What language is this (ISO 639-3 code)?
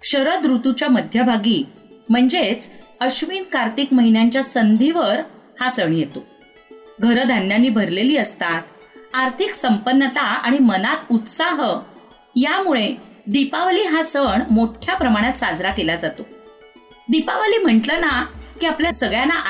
mar